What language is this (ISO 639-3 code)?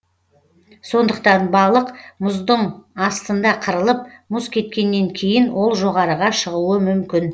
kaz